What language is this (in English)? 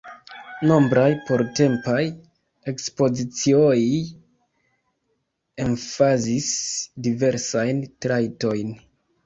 Esperanto